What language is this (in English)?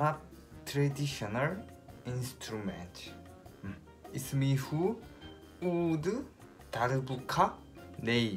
Korean